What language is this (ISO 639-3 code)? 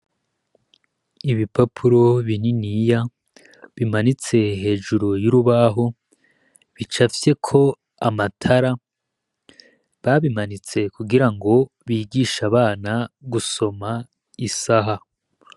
run